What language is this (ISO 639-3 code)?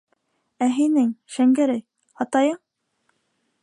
bak